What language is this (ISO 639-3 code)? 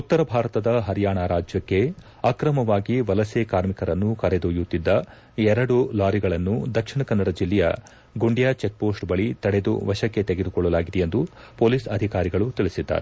kan